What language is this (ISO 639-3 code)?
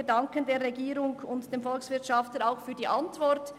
gsw